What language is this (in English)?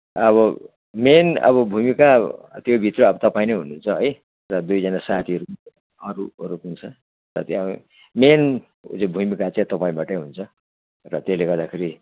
Nepali